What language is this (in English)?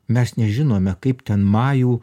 Lithuanian